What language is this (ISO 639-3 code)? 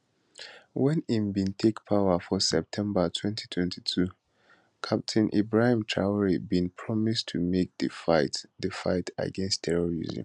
pcm